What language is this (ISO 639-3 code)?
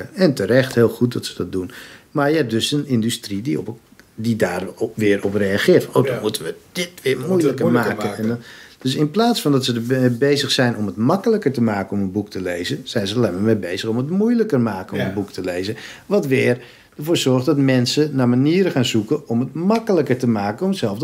nld